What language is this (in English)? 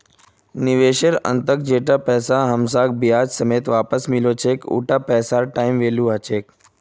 Magahi